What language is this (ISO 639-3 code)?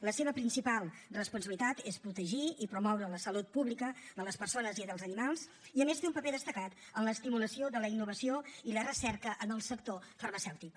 cat